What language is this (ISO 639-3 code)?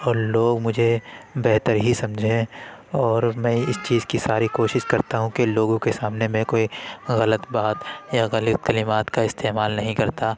urd